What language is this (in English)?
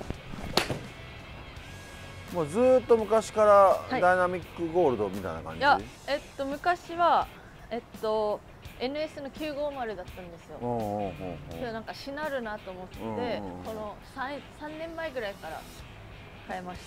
Japanese